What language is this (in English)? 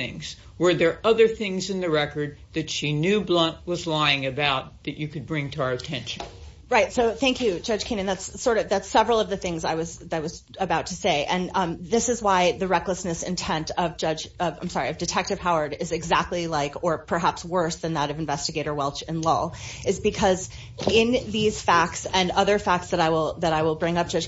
English